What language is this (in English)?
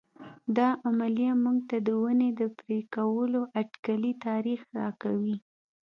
Pashto